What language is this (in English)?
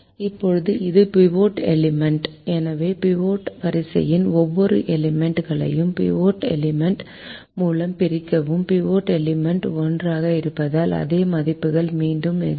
Tamil